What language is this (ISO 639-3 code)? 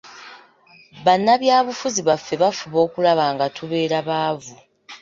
lug